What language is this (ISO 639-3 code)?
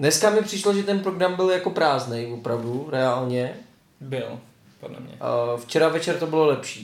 ces